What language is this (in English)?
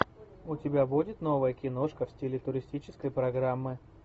Russian